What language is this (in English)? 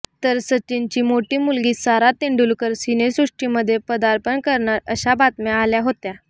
Marathi